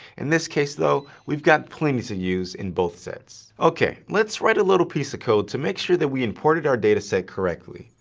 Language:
English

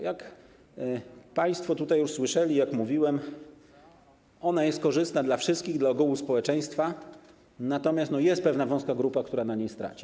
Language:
Polish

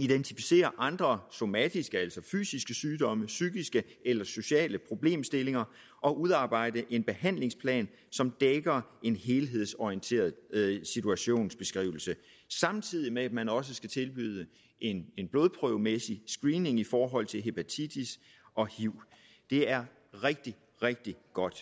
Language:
Danish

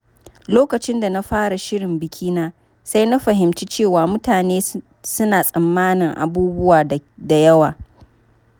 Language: Hausa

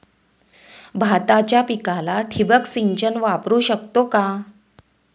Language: Marathi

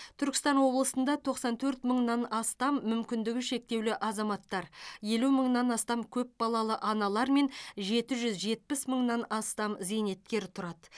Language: Kazakh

